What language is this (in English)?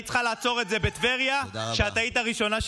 Hebrew